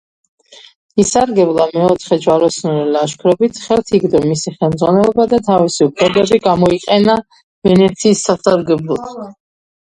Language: Georgian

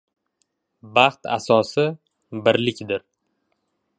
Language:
Uzbek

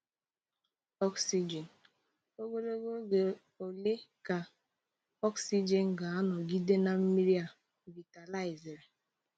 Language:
Igbo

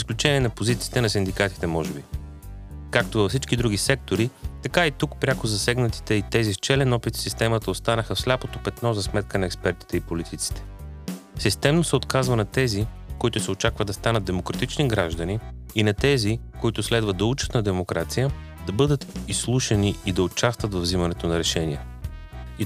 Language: Bulgarian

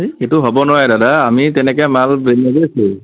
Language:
Assamese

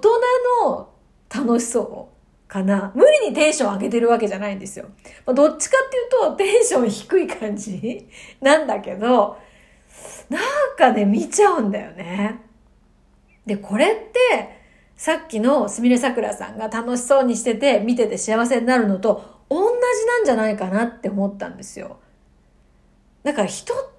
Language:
Japanese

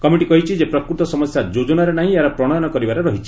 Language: Odia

